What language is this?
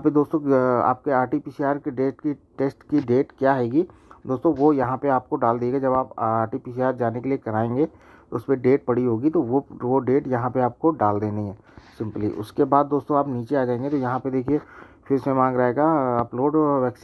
Hindi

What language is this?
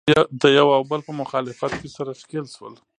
Pashto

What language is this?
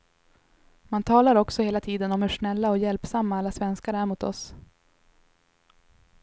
Swedish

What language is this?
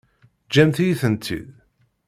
Kabyle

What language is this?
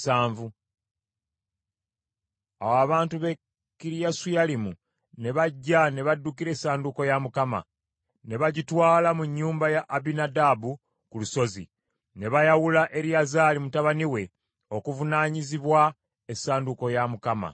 Ganda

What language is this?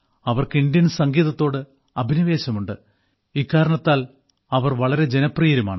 Malayalam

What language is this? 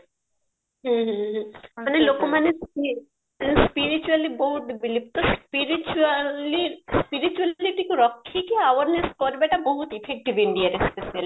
Odia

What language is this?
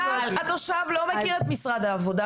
Hebrew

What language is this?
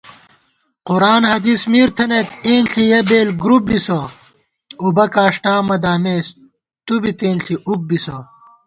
Gawar-Bati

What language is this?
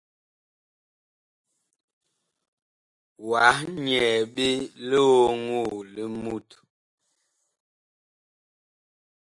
Bakoko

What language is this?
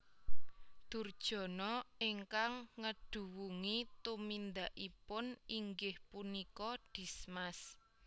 Javanese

